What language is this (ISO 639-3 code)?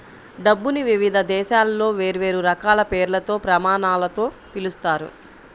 tel